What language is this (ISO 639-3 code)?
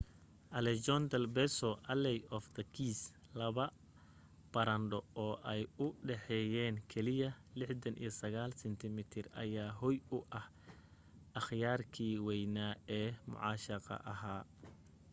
som